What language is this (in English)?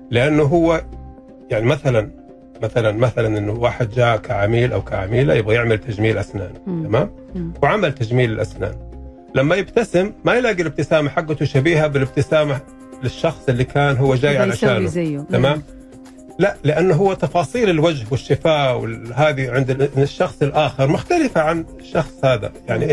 Arabic